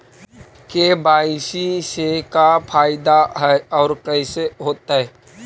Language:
Magahi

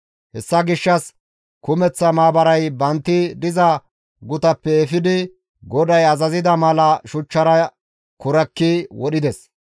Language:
Gamo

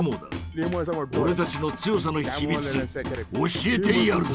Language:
Japanese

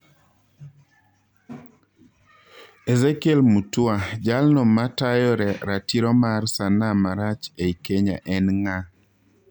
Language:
Luo (Kenya and Tanzania)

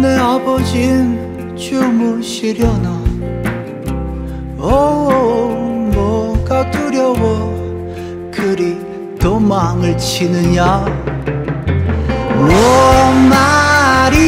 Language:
Korean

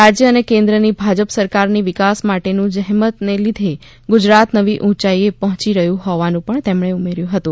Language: Gujarati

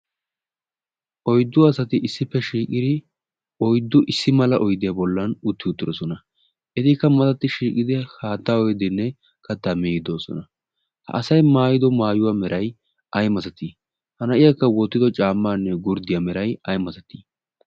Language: Wolaytta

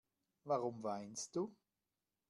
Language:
German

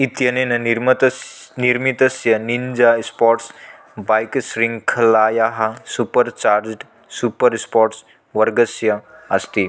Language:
Sanskrit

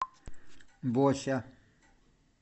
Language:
Russian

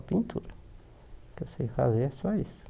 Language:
Portuguese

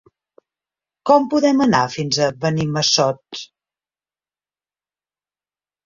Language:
Catalan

